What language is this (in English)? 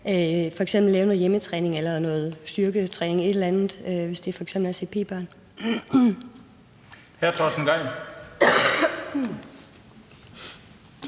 Danish